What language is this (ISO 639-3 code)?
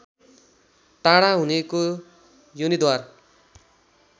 nep